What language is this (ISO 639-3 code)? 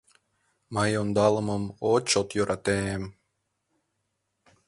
chm